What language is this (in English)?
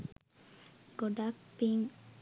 Sinhala